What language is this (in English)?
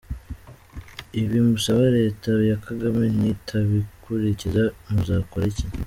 Kinyarwanda